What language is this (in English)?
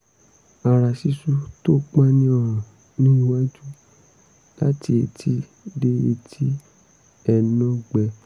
Yoruba